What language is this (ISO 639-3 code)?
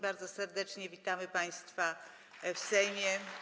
pol